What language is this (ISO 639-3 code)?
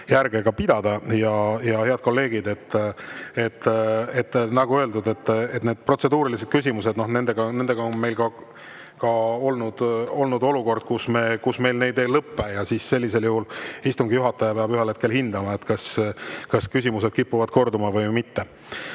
est